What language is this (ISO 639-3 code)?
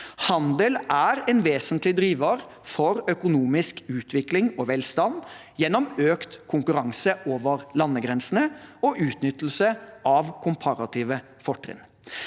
nor